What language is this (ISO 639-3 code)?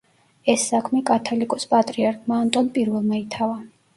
kat